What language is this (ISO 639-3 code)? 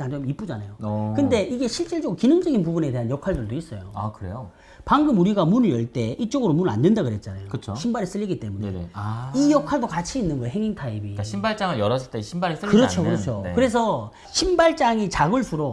kor